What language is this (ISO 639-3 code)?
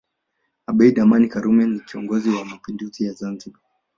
swa